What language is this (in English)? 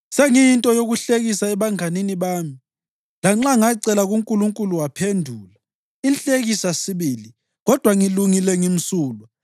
North Ndebele